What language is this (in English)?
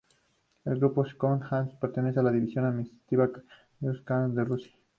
Spanish